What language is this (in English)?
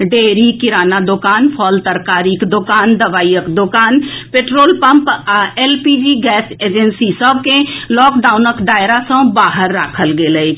Maithili